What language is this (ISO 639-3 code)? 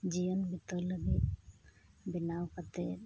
sat